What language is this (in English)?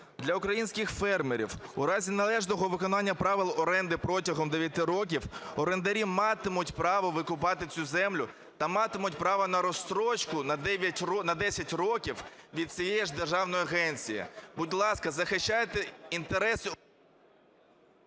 Ukrainian